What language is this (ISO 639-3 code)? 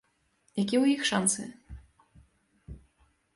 bel